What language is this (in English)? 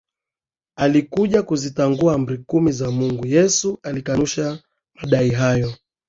Swahili